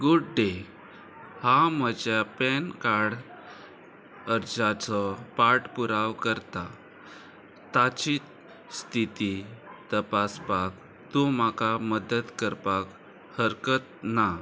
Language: Konkani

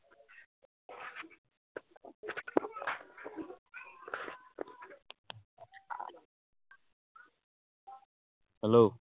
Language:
Assamese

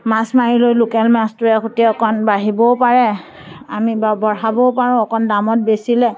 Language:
Assamese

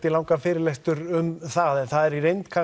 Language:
Icelandic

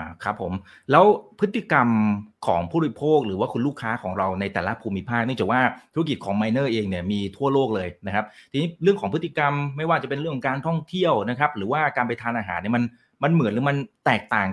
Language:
Thai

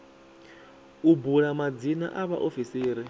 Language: Venda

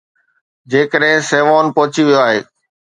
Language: Sindhi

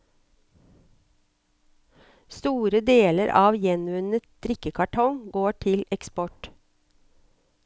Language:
Norwegian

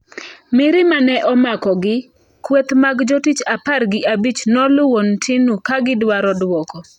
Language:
Luo (Kenya and Tanzania)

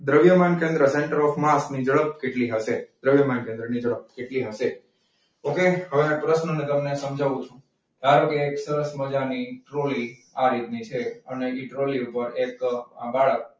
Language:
Gujarati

